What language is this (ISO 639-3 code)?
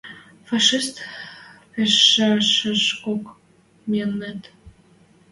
mrj